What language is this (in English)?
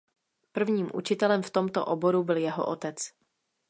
Czech